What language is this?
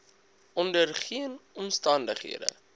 Afrikaans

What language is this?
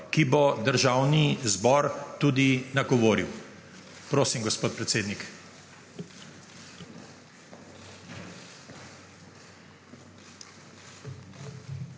Slovenian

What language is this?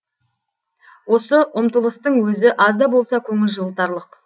Kazakh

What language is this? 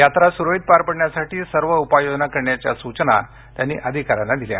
Marathi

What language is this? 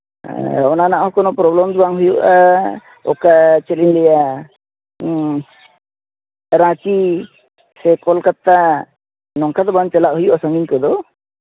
Santali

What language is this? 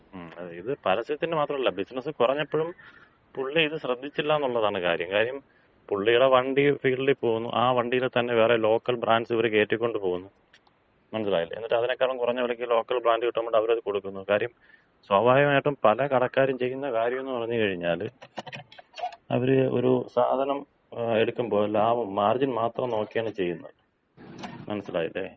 Malayalam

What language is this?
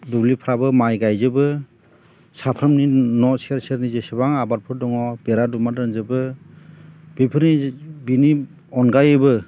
Bodo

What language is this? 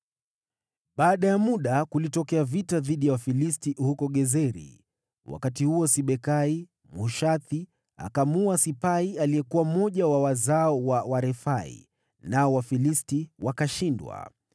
Swahili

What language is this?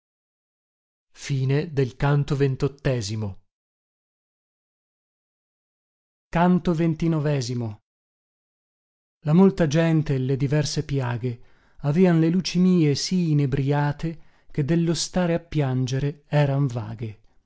Italian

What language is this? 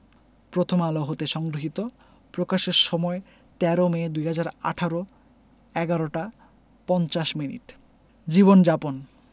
Bangla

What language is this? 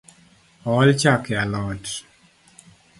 Luo (Kenya and Tanzania)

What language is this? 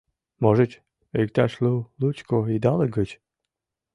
Mari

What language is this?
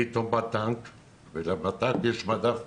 Hebrew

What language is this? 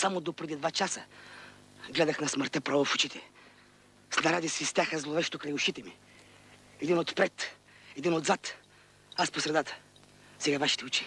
Bulgarian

